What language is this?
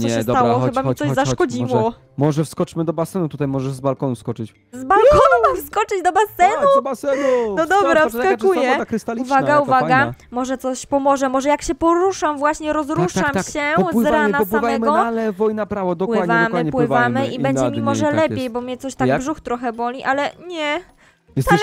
Polish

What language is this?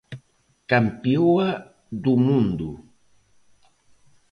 Galician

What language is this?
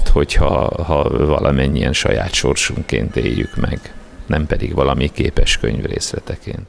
Hungarian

